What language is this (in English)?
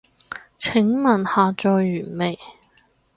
Cantonese